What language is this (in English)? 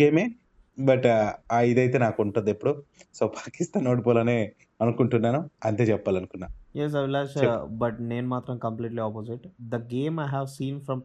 Telugu